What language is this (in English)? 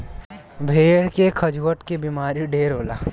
Bhojpuri